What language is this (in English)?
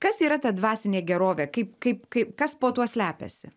Lithuanian